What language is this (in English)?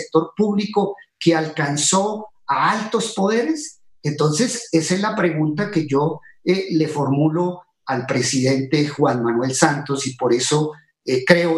Spanish